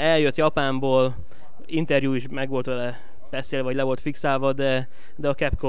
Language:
Hungarian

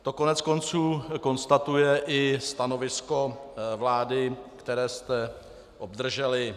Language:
Czech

